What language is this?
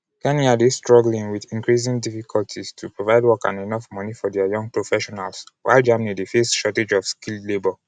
Nigerian Pidgin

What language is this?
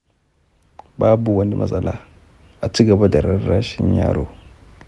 Hausa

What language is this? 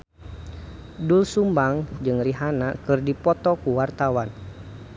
Sundanese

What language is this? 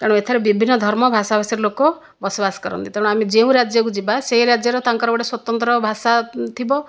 Odia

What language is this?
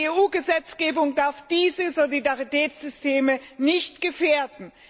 German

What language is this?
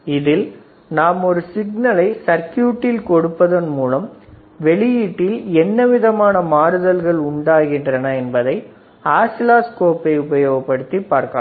Tamil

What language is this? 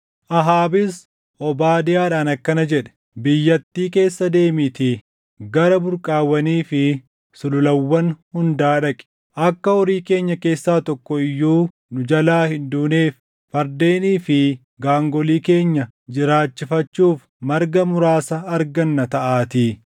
Oromo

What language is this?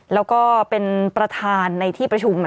Thai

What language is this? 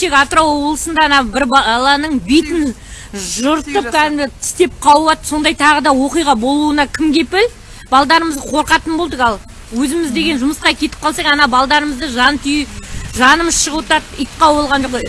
Turkish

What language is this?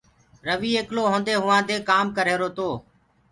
Gurgula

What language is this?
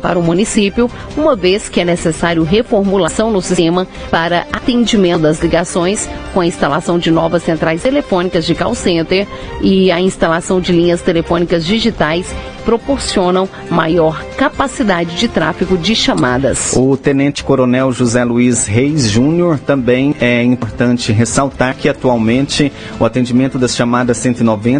Portuguese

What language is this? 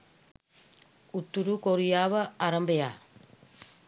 Sinhala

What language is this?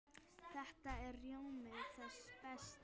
Icelandic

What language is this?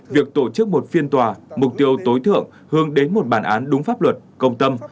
Vietnamese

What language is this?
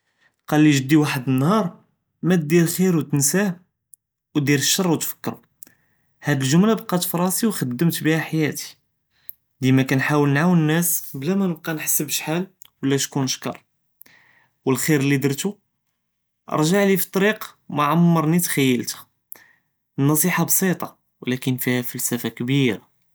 Judeo-Arabic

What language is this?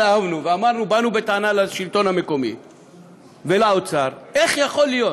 Hebrew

